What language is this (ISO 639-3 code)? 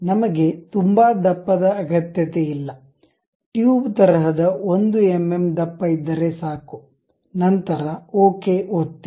kan